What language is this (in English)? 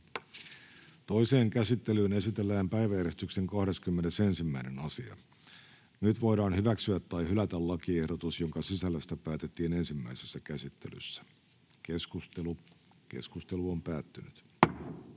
Finnish